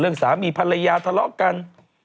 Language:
Thai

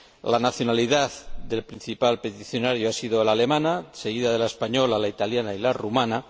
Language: Spanish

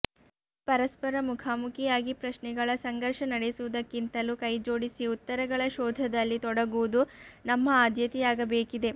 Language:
Kannada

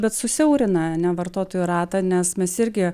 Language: Lithuanian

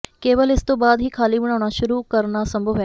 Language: Punjabi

